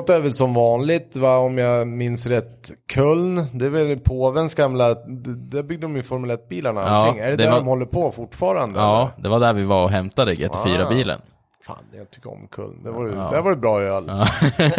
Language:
Swedish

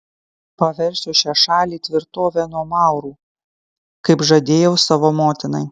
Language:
Lithuanian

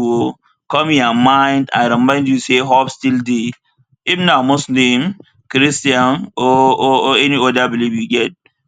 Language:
Nigerian Pidgin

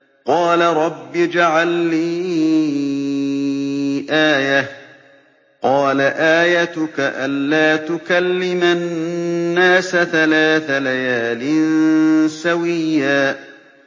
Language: Arabic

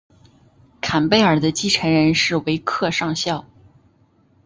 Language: Chinese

